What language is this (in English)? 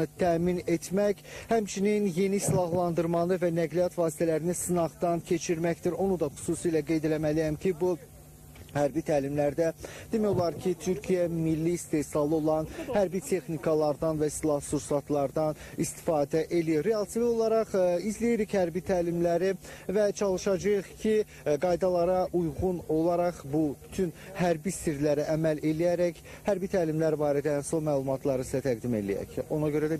Turkish